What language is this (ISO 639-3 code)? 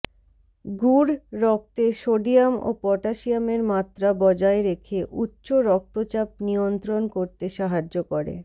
ben